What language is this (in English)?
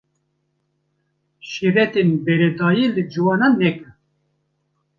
Kurdish